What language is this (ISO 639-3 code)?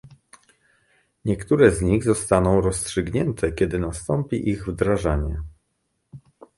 pol